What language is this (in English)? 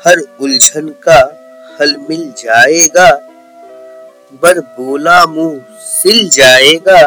Hindi